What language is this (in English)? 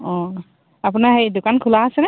Assamese